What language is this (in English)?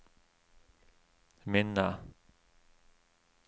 Norwegian